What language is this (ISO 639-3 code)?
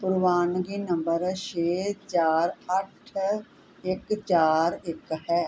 pan